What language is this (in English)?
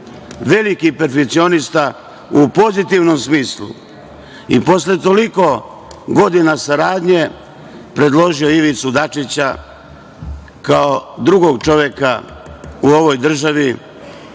Serbian